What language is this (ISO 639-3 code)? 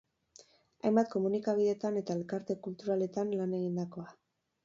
eus